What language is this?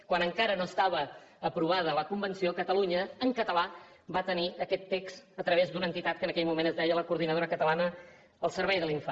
Catalan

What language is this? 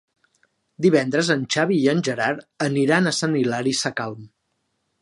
Catalan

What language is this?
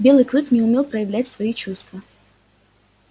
Russian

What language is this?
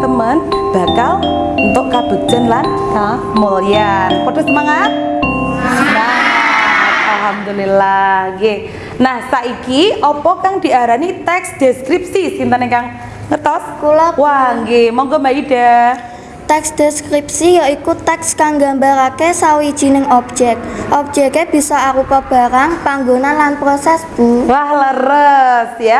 Indonesian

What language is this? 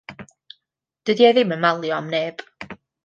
Welsh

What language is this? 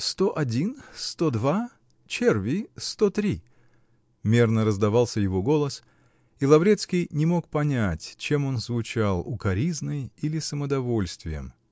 Russian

